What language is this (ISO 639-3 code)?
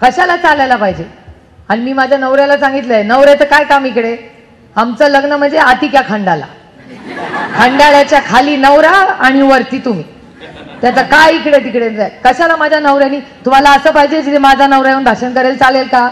mar